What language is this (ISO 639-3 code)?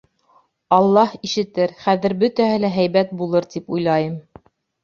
bak